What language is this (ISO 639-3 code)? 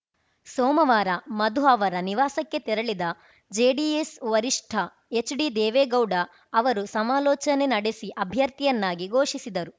kan